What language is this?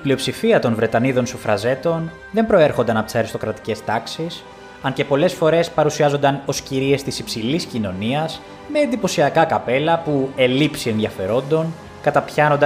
Greek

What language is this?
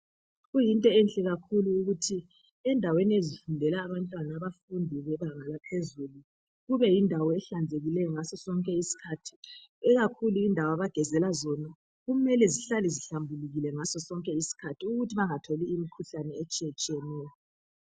North Ndebele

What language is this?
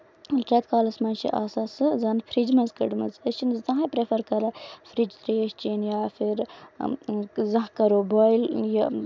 Kashmiri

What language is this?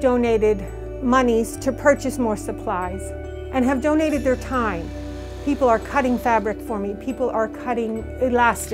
English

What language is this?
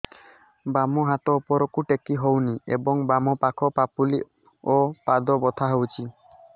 Odia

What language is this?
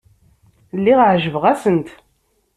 Kabyle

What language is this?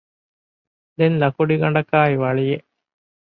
Divehi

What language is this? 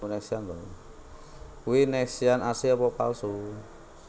Javanese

